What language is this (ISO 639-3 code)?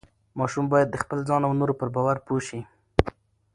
pus